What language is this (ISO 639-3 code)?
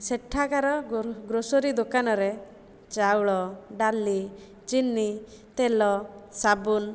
ori